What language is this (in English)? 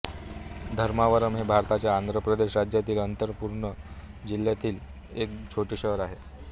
Marathi